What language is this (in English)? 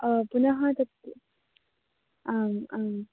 Sanskrit